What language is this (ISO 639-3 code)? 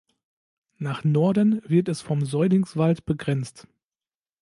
deu